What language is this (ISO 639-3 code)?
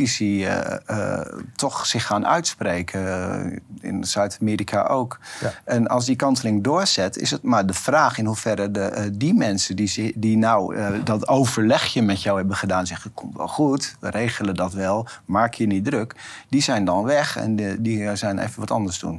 nld